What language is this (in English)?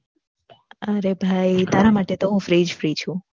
Gujarati